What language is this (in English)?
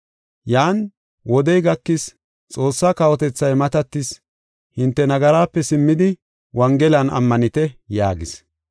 Gofa